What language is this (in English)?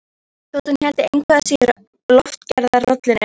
Icelandic